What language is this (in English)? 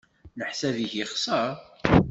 Kabyle